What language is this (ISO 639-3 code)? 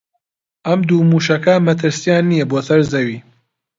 ckb